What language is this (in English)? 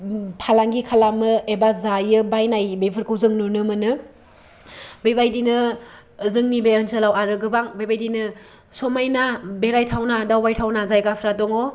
Bodo